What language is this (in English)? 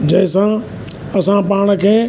Sindhi